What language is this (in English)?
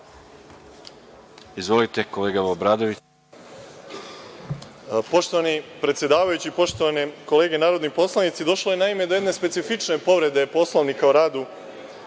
Serbian